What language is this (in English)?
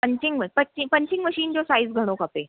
Sindhi